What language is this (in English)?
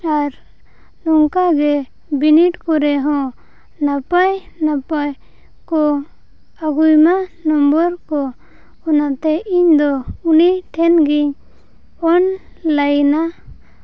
Santali